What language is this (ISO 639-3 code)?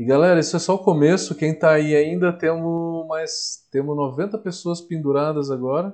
por